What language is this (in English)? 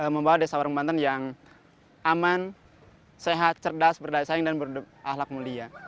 Indonesian